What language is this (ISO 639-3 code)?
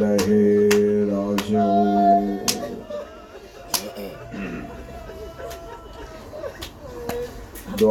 urd